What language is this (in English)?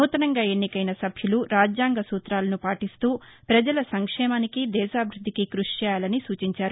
Telugu